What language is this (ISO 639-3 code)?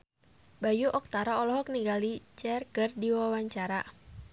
sun